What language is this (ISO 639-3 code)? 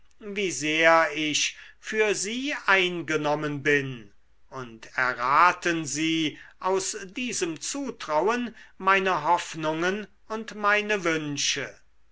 deu